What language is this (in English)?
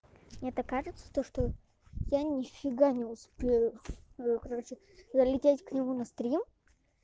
Russian